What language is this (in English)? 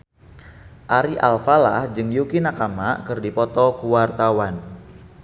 Sundanese